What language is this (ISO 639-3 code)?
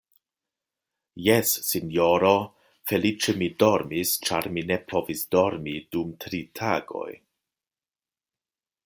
epo